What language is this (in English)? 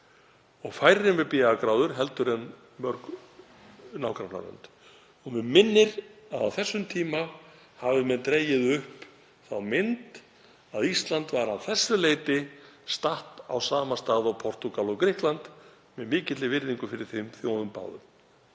Icelandic